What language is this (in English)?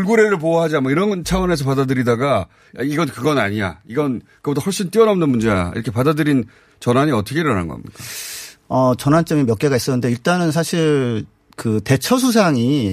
Korean